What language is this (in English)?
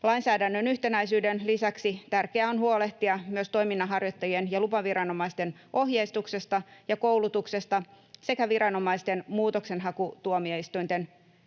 Finnish